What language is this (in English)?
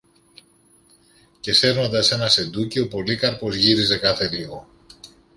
Greek